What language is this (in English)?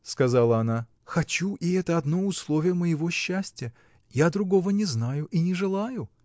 Russian